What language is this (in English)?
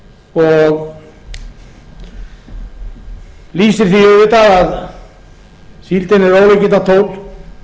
Icelandic